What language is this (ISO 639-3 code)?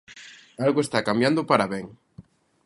glg